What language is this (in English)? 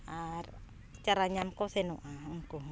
Santali